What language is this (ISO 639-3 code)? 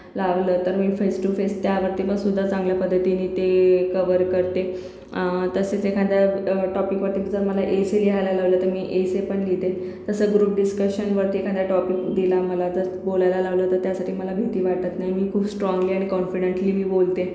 mar